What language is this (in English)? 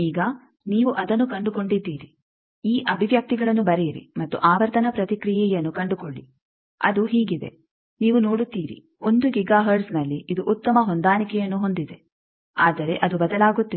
Kannada